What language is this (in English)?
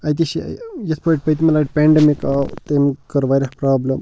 Kashmiri